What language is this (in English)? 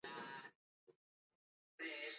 Basque